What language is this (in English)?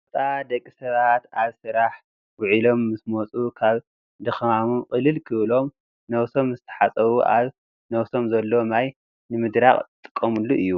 Tigrinya